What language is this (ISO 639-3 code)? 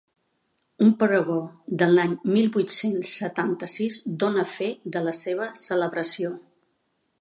cat